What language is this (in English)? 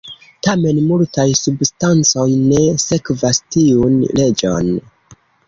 Esperanto